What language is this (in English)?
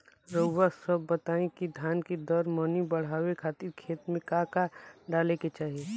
Bhojpuri